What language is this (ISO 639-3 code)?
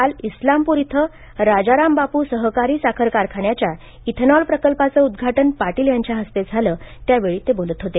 mar